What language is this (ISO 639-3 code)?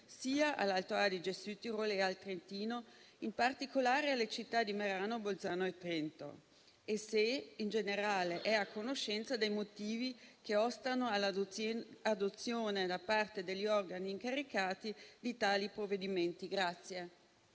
ita